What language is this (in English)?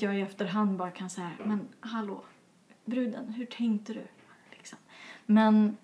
Swedish